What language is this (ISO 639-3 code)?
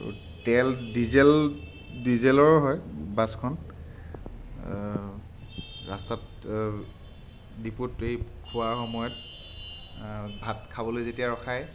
asm